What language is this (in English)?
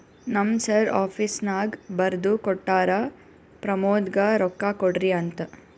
Kannada